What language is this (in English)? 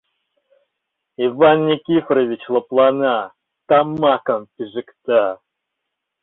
Mari